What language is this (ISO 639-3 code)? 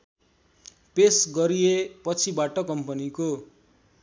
nep